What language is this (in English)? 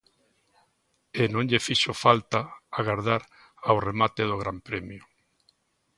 Galician